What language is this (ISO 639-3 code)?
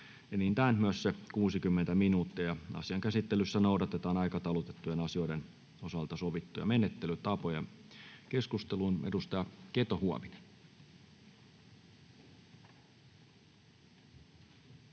fin